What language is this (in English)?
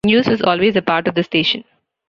English